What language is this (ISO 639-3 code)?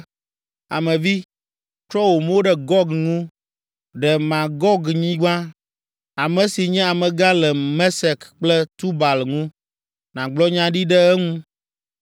ewe